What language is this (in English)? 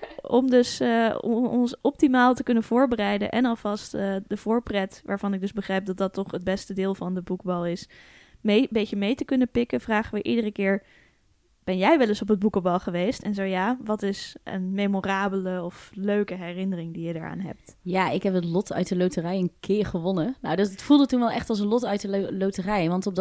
Dutch